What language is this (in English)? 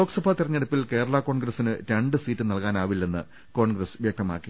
Malayalam